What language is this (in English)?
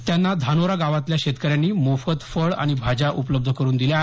Marathi